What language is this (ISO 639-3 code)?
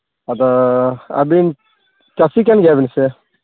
sat